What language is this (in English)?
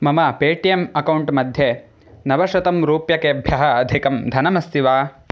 Sanskrit